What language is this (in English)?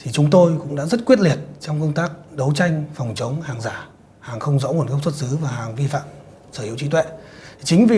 Vietnamese